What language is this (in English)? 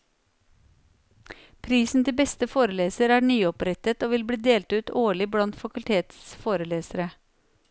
Norwegian